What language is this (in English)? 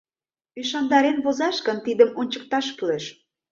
Mari